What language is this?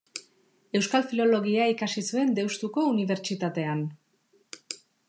Basque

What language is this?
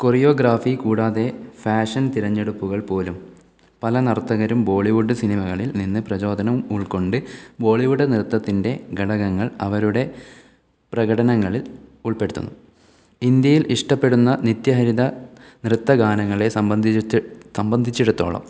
Malayalam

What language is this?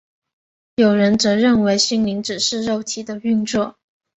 Chinese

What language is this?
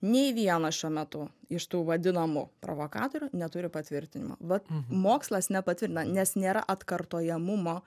Lithuanian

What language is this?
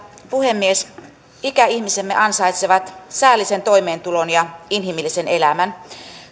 Finnish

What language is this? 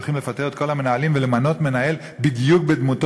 Hebrew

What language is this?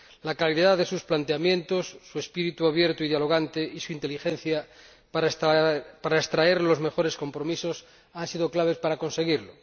Spanish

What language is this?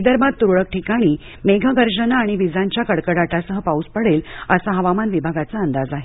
Marathi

